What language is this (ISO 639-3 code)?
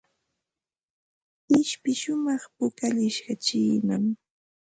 qva